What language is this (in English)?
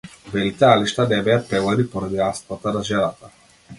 Macedonian